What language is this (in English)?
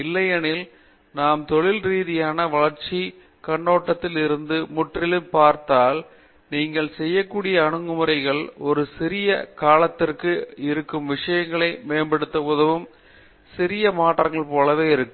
Tamil